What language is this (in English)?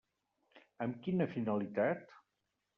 Catalan